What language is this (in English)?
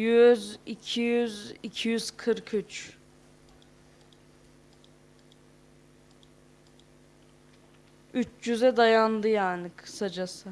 Turkish